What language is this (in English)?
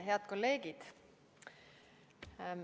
Estonian